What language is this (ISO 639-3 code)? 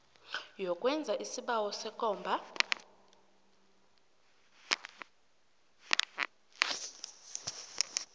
nbl